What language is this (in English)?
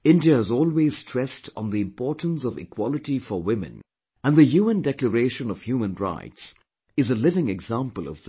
English